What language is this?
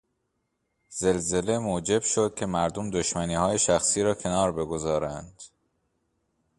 Persian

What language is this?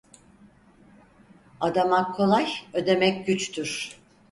Turkish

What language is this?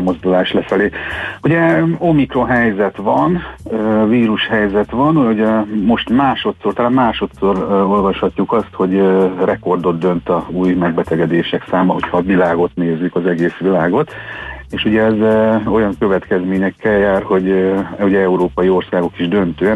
Hungarian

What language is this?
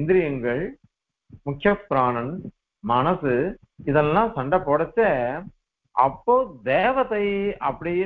Arabic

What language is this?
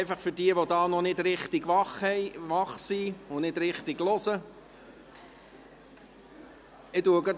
Swiss German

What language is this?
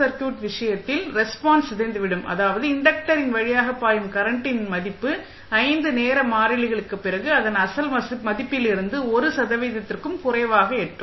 Tamil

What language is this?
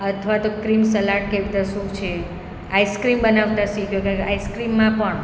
Gujarati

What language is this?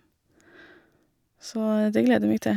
Norwegian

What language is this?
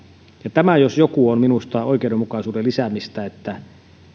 Finnish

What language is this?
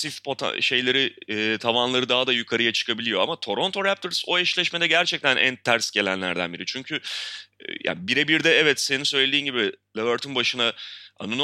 Turkish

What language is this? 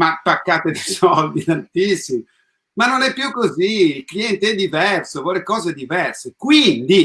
Italian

